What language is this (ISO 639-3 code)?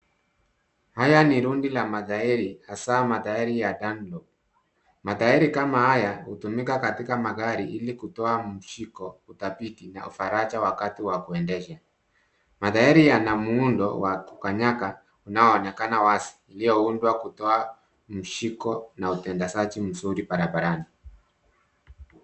swa